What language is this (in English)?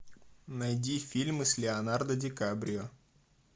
Russian